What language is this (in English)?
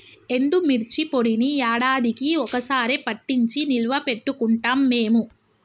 Telugu